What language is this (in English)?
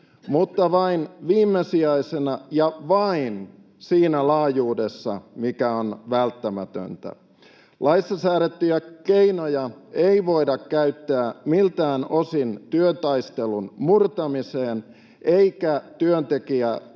Finnish